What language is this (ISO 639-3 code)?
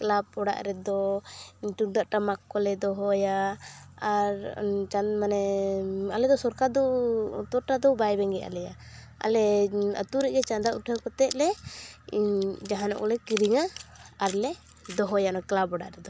sat